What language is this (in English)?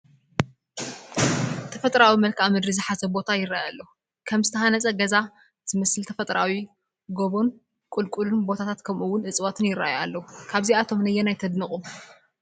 Tigrinya